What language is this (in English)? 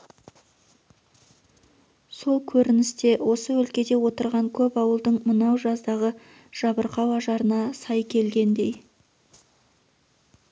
Kazakh